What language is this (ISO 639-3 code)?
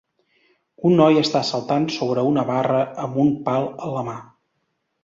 cat